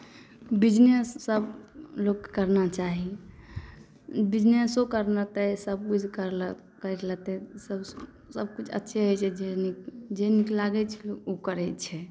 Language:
Maithili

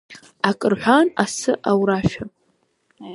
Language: Abkhazian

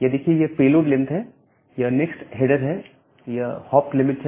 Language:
Hindi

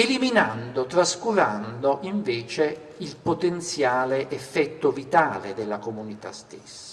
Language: Italian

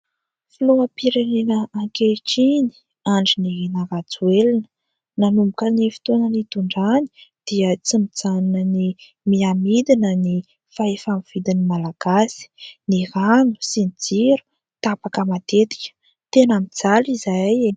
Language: Malagasy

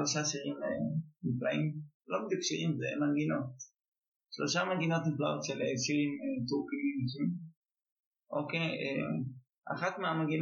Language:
Hebrew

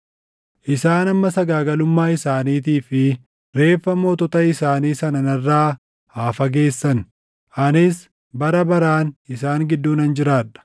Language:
Oromo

